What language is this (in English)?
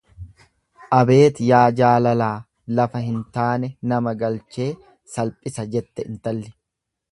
Oromo